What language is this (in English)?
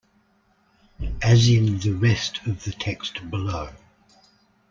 English